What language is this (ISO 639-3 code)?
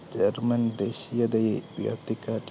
mal